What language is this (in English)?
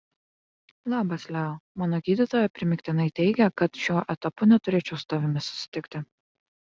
Lithuanian